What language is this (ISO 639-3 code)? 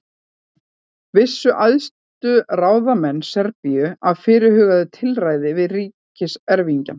isl